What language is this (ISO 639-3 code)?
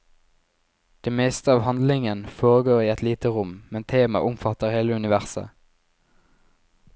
nor